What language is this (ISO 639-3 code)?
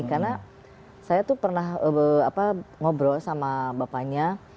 ind